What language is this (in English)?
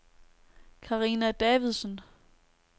Danish